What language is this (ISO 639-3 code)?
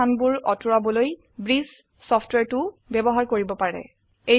asm